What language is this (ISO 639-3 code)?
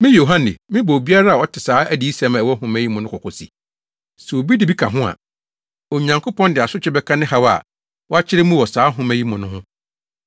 aka